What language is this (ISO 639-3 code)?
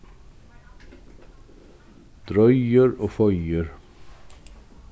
fao